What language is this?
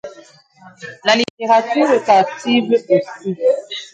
French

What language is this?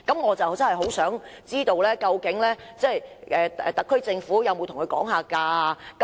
Cantonese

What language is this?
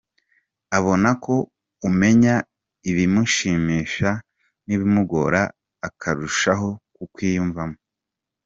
Kinyarwanda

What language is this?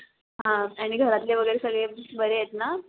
Marathi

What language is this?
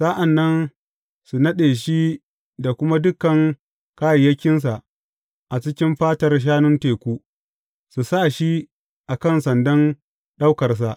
Hausa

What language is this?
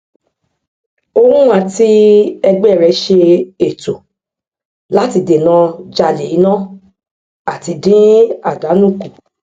Yoruba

